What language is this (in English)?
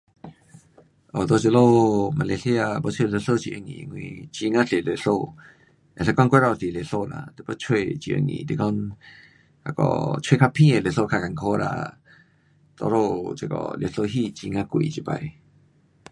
Pu-Xian Chinese